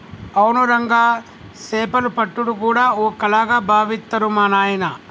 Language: Telugu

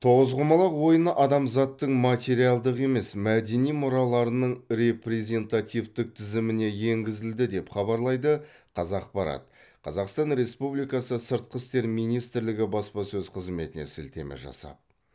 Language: Kazakh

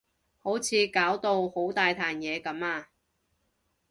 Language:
Cantonese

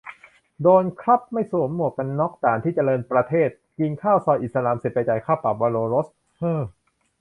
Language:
Thai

